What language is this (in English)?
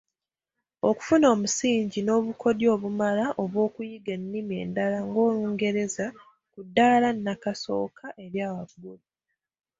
Ganda